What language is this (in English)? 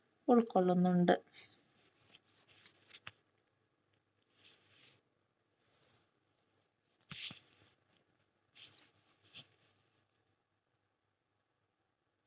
Malayalam